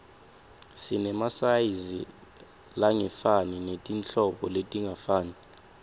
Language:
Swati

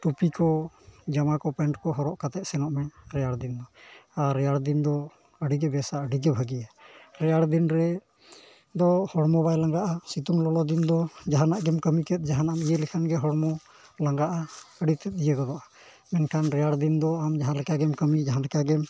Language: Santali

